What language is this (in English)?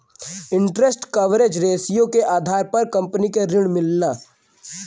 Bhojpuri